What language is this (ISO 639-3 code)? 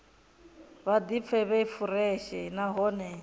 ven